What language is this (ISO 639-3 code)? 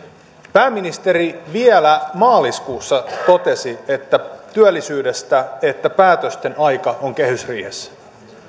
fin